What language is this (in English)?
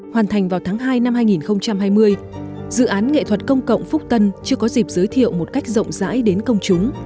Vietnamese